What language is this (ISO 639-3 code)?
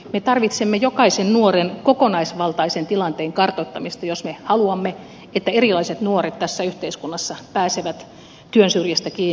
fin